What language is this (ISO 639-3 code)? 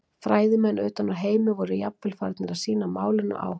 isl